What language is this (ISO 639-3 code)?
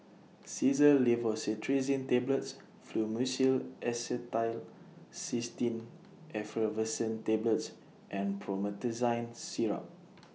eng